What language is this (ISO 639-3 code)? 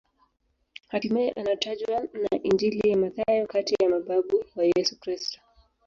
swa